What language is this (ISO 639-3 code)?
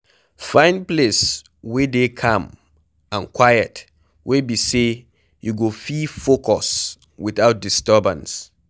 pcm